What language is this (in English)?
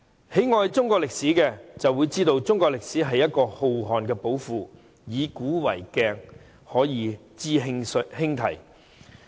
Cantonese